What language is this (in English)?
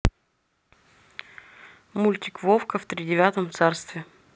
Russian